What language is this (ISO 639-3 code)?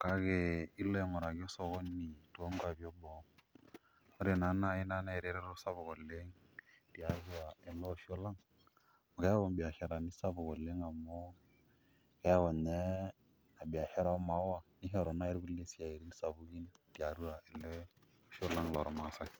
mas